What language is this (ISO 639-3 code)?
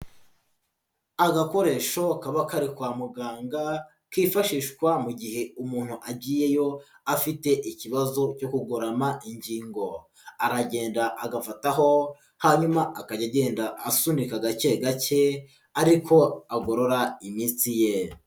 kin